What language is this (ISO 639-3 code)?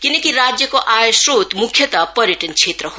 nep